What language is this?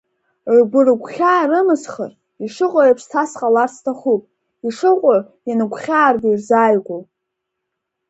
Abkhazian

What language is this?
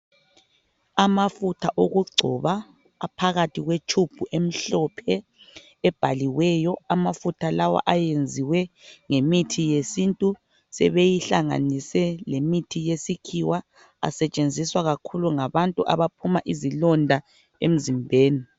North Ndebele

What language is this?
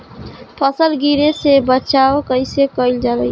Bhojpuri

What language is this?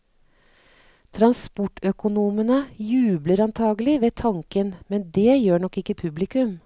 Norwegian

